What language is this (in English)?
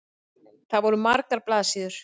Icelandic